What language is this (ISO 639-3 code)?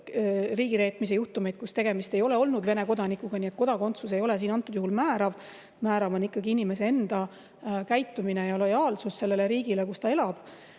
est